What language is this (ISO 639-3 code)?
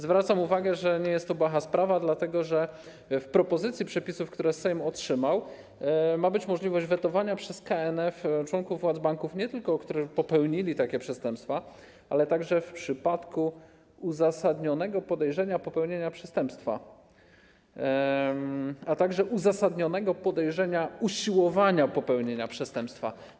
pol